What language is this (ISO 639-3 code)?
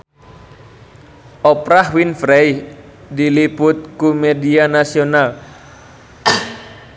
sun